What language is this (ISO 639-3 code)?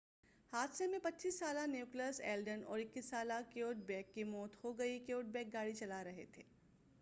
urd